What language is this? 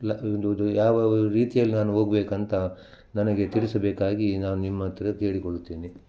Kannada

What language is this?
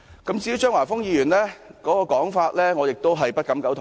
Cantonese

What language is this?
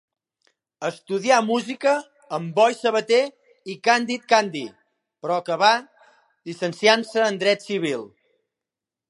Catalan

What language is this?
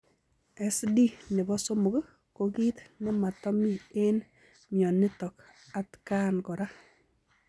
Kalenjin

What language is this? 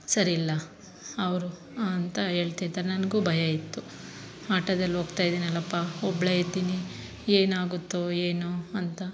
Kannada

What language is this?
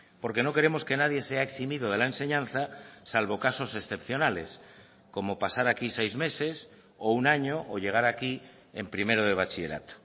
Spanish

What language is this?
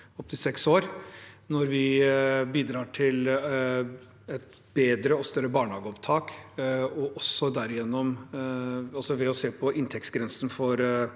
Norwegian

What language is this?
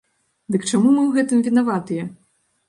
Belarusian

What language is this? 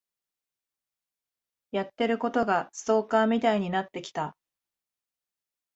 Japanese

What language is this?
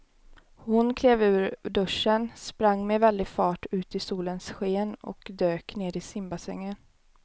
Swedish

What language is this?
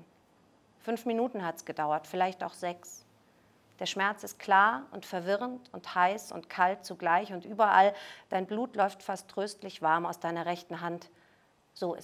German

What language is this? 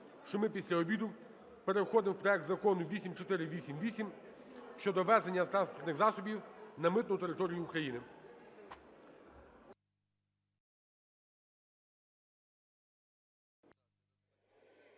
Ukrainian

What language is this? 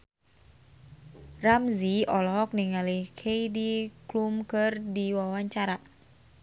Sundanese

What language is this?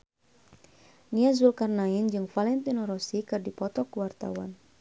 Sundanese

